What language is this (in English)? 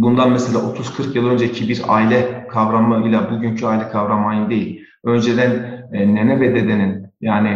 Turkish